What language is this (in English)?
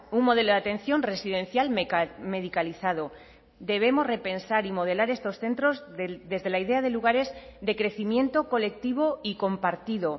Spanish